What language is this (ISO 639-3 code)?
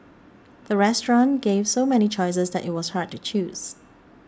eng